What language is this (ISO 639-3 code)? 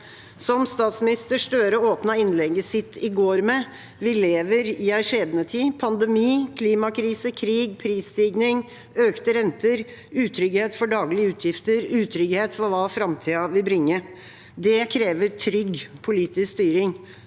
nor